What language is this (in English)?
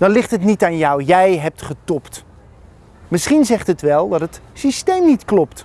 Dutch